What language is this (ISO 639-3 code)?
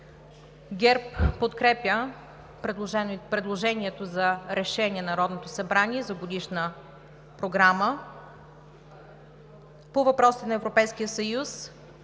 bul